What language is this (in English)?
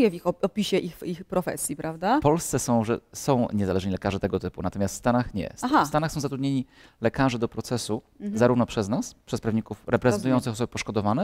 Polish